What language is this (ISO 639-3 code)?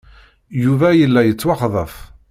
kab